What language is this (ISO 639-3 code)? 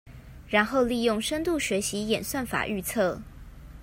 zho